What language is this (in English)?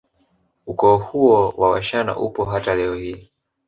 Swahili